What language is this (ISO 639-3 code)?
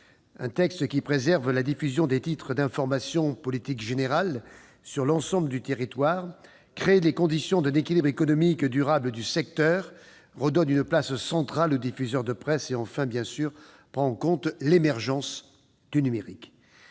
fra